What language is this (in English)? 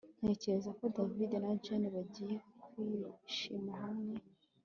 Kinyarwanda